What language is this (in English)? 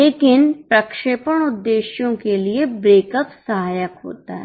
Hindi